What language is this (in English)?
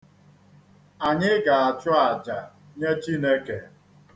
Igbo